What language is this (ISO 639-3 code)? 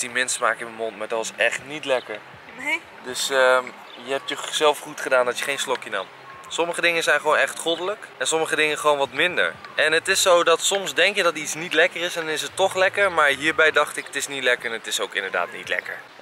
nld